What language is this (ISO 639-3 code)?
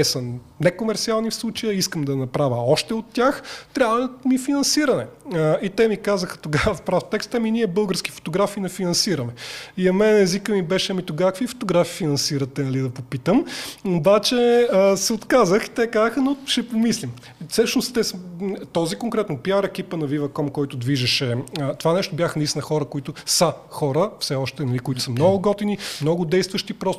bul